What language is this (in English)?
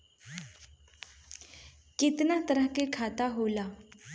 Bhojpuri